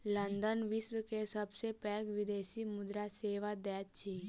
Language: Maithili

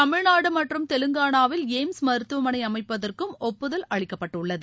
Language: Tamil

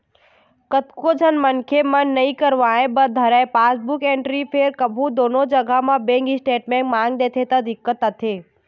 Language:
Chhattisgarhi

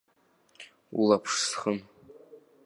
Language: Abkhazian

